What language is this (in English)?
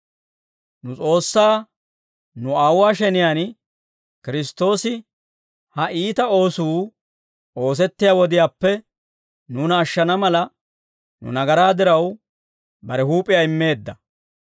Dawro